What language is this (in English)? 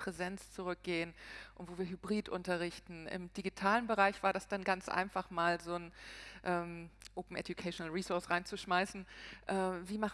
German